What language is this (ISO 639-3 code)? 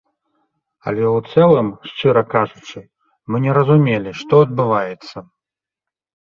bel